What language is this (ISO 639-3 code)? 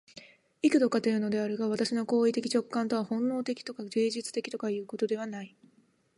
jpn